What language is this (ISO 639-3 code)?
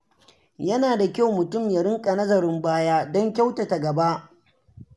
hau